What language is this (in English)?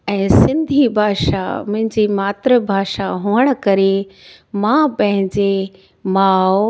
Sindhi